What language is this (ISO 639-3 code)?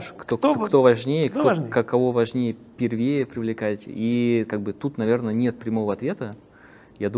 rus